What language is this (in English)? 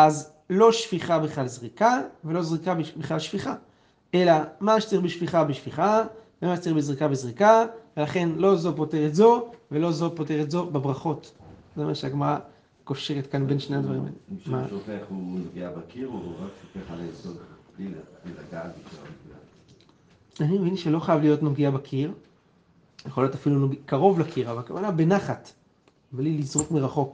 Hebrew